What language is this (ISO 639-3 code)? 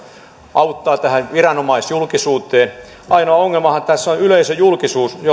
fin